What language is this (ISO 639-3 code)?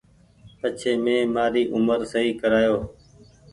gig